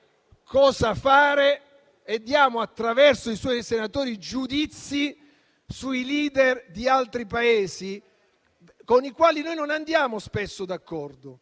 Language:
Italian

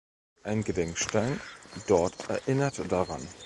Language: German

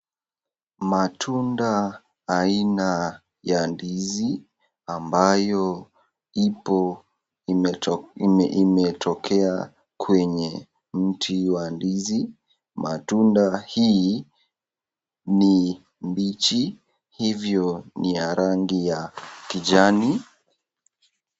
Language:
Swahili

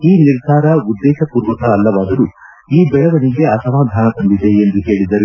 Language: Kannada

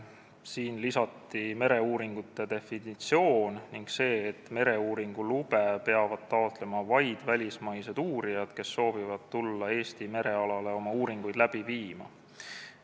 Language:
Estonian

